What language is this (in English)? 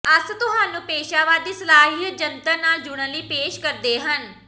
Punjabi